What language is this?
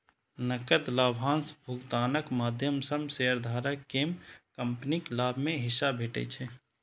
Maithili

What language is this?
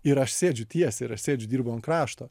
Lithuanian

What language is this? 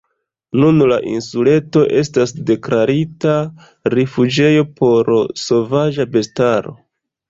Esperanto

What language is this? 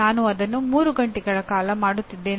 Kannada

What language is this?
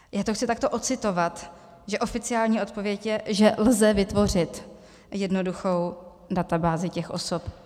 Czech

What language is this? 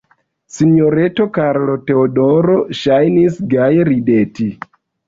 Esperanto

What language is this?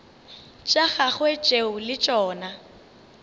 Northern Sotho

